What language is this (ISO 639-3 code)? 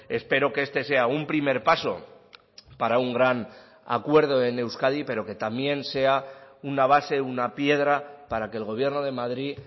spa